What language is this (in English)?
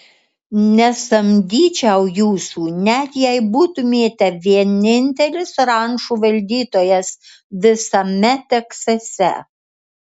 Lithuanian